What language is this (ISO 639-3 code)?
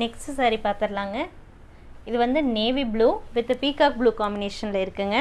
tam